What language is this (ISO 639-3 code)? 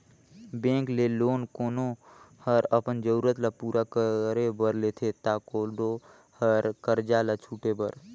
hne